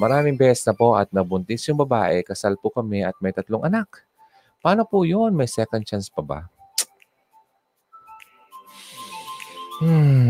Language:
Filipino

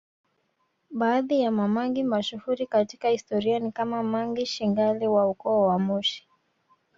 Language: Swahili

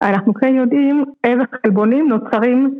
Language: Hebrew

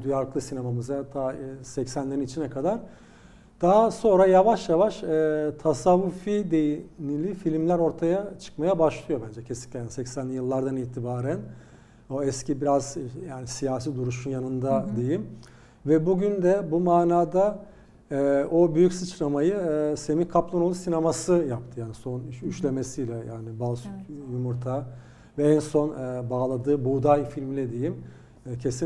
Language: Turkish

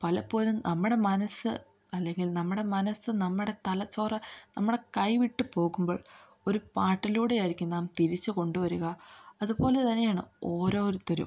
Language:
Malayalam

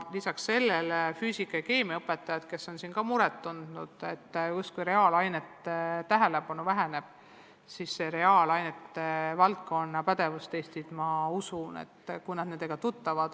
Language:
Estonian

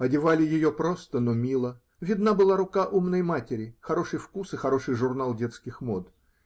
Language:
Russian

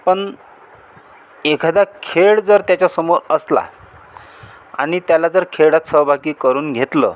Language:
Marathi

